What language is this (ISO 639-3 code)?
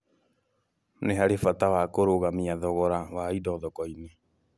kik